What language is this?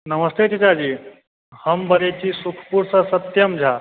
Maithili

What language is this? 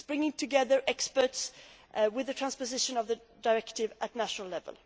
English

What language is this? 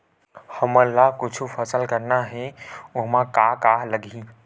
Chhattisgarhi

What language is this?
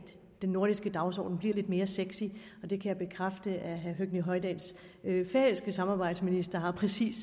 Danish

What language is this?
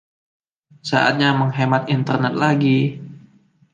Indonesian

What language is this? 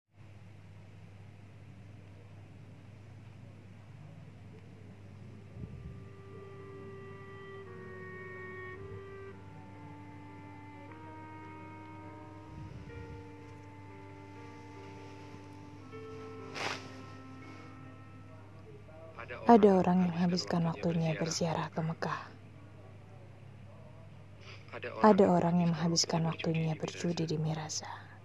Indonesian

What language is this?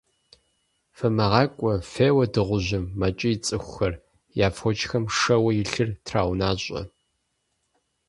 Kabardian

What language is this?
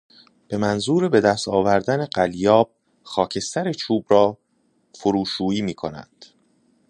Persian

